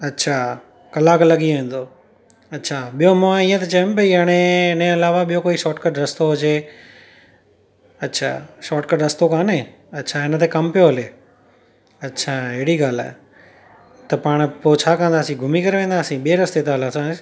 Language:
Sindhi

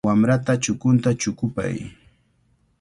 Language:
Cajatambo North Lima Quechua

